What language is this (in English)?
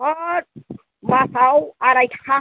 Bodo